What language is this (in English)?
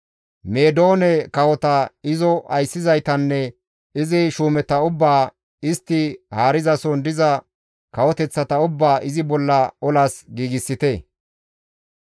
Gamo